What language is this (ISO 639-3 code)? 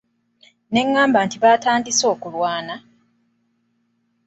lug